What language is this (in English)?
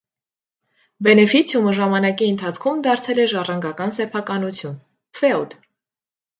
Armenian